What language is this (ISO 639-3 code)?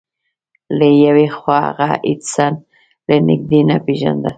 pus